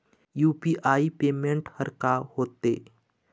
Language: Chhattisgarhi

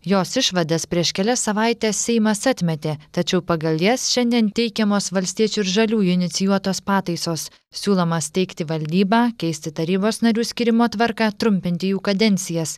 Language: Lithuanian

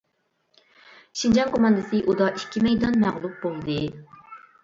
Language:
Uyghur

